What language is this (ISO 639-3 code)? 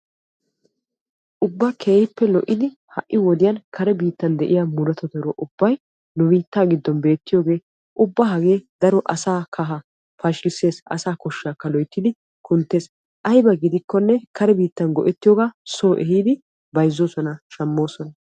wal